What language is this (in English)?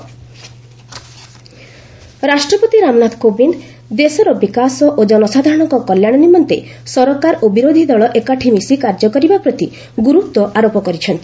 Odia